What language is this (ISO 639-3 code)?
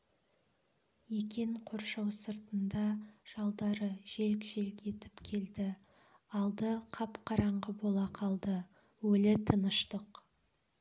kaz